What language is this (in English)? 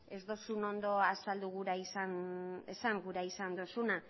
Basque